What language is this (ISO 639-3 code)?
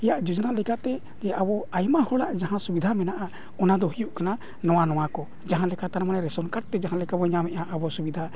sat